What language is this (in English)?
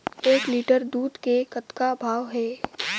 Chhattisgarhi